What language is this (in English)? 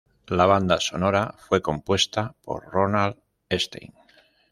Spanish